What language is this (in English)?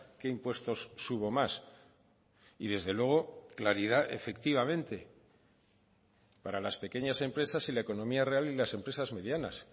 Spanish